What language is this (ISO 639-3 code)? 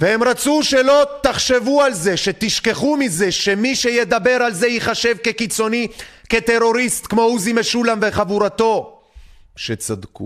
heb